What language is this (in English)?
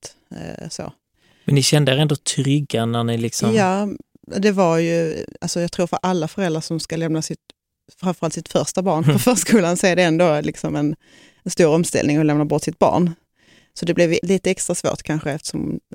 Swedish